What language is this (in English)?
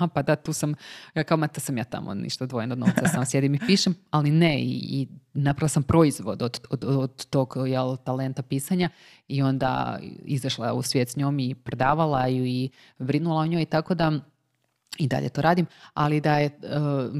Croatian